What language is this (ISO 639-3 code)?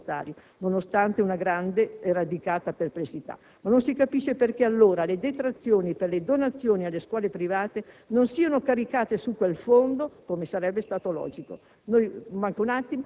ita